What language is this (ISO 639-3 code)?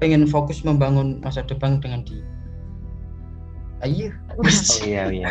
ind